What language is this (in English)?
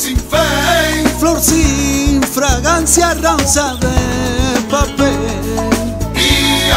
Romanian